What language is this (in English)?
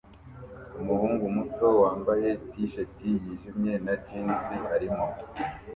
Kinyarwanda